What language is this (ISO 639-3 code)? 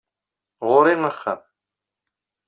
kab